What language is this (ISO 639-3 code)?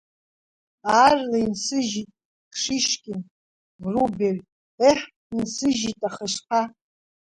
abk